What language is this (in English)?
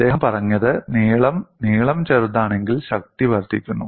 Malayalam